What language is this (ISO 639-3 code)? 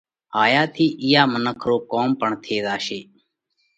kvx